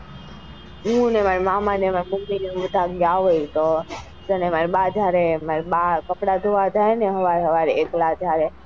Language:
Gujarati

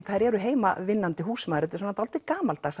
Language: Icelandic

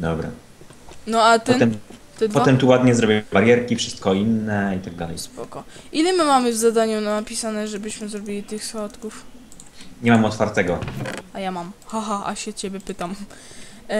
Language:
Polish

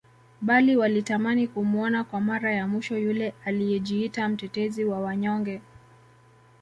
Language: Swahili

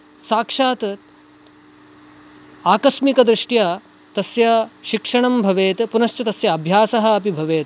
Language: Sanskrit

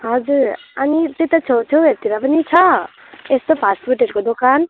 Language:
Nepali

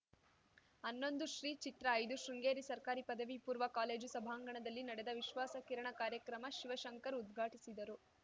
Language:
Kannada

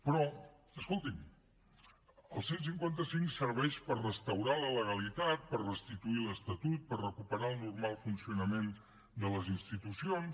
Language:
Catalan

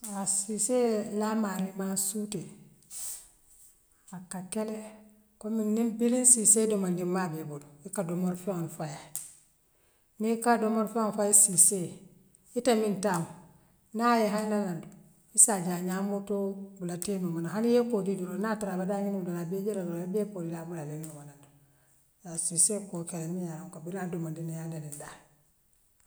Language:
Western Maninkakan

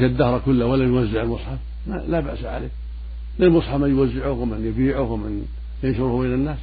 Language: Arabic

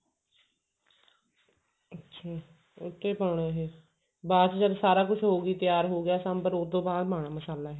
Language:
Punjabi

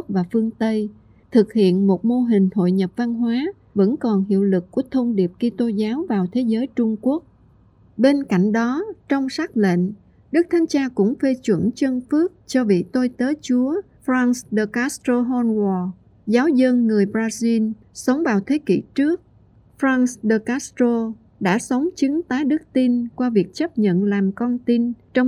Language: Vietnamese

